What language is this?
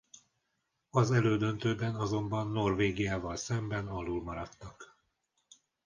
Hungarian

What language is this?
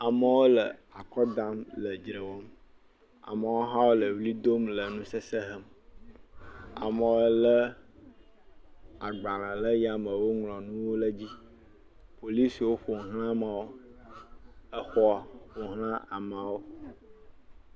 Ewe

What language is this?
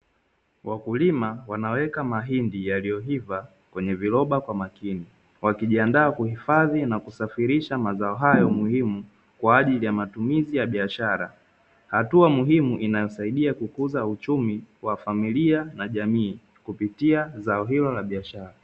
Swahili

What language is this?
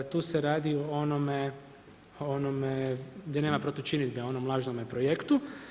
Croatian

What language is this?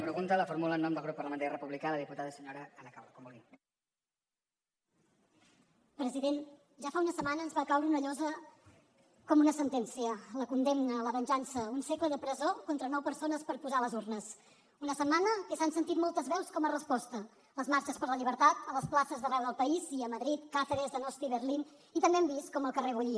Catalan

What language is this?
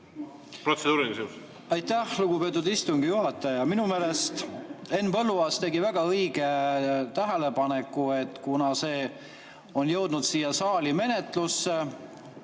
Estonian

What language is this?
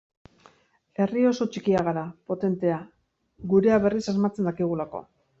Basque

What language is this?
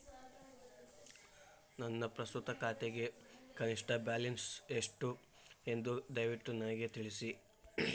Kannada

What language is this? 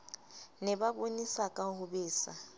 Southern Sotho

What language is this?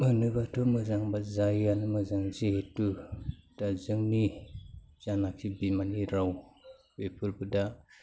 Bodo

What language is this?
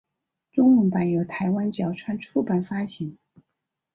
Chinese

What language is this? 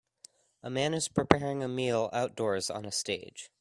English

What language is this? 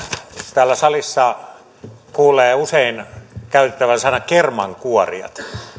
Finnish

